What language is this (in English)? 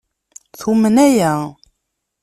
Kabyle